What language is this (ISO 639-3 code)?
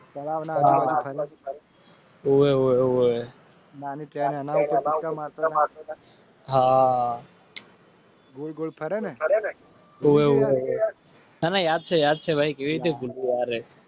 guj